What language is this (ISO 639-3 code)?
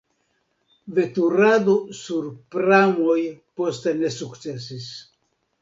epo